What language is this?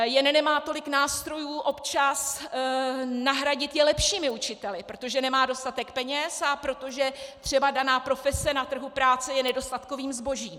Czech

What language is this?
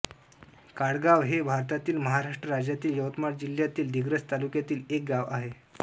Marathi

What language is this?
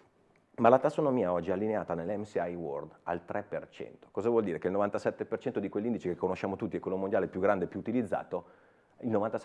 Italian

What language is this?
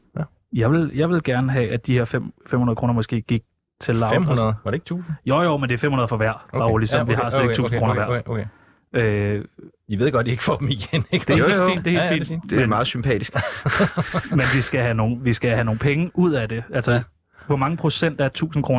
Danish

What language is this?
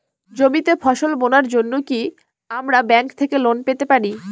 Bangla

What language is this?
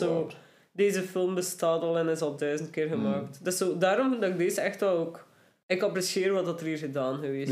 Dutch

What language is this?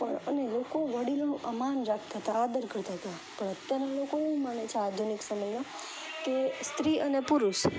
Gujarati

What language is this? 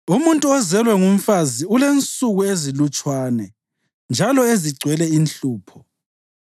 North Ndebele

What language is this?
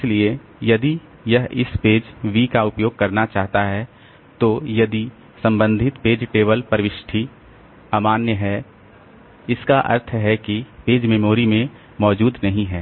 Hindi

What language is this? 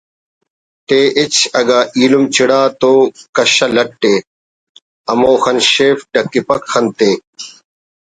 Brahui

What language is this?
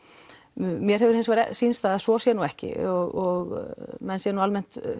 Icelandic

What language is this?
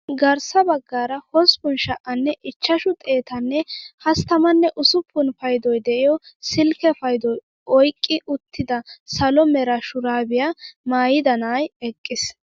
Wolaytta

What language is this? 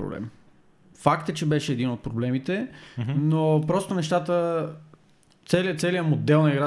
Bulgarian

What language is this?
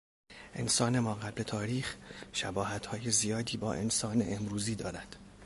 Persian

